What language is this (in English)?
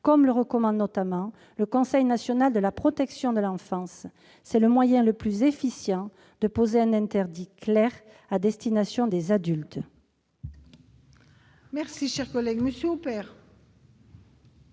French